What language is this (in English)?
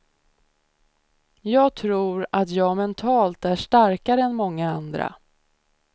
Swedish